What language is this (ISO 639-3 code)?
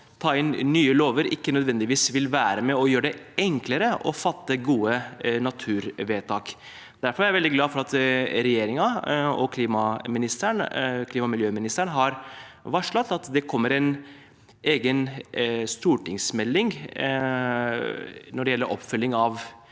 nor